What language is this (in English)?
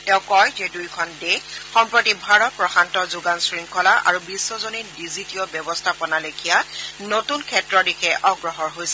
Assamese